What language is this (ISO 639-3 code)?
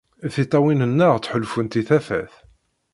kab